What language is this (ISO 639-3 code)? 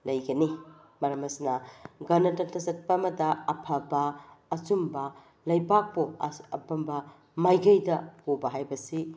mni